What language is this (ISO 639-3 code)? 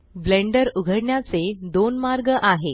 mar